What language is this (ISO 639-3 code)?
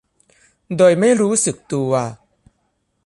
tha